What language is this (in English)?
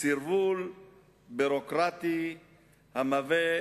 Hebrew